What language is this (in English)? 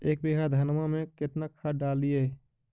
Magahi